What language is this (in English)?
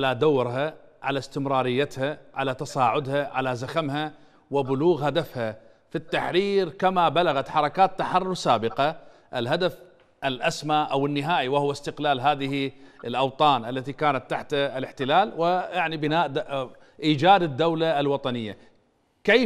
Arabic